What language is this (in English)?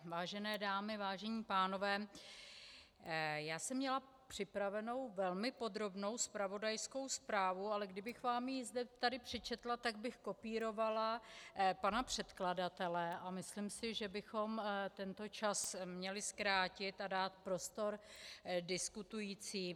Czech